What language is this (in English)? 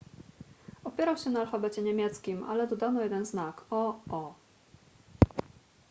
Polish